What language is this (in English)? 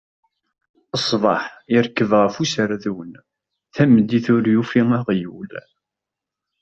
Kabyle